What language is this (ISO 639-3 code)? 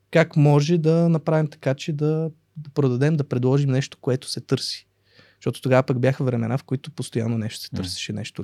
bul